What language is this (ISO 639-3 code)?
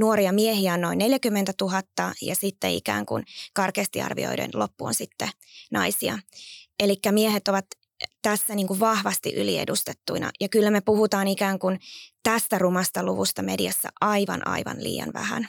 fin